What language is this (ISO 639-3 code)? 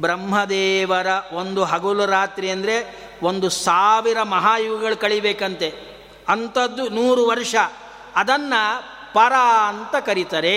kan